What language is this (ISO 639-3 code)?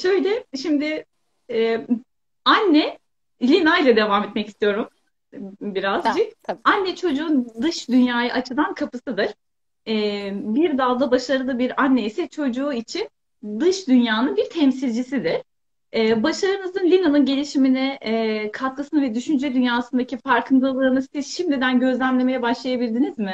tur